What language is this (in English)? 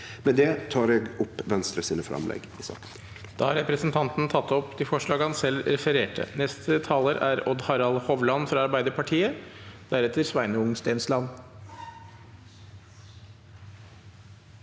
Norwegian